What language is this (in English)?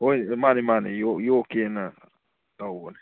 Manipuri